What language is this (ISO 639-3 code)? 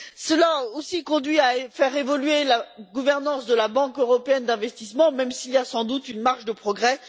fra